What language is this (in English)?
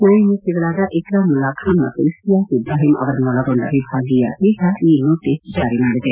Kannada